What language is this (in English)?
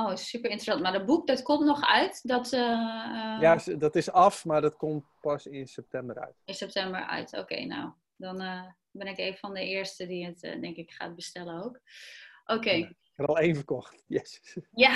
Dutch